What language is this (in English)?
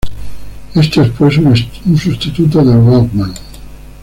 Spanish